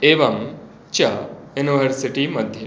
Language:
Sanskrit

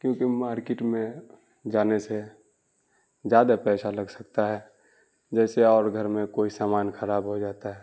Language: Urdu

